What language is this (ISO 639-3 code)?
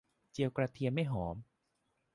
tha